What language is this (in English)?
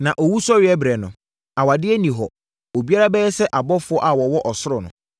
Akan